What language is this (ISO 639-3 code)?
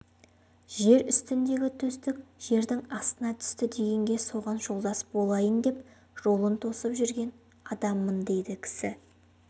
kaz